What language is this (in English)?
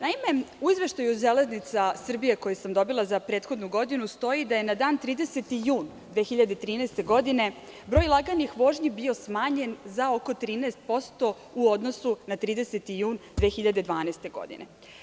Serbian